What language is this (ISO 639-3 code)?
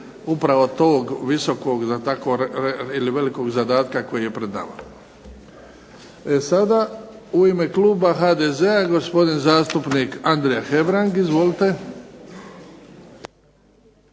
hrv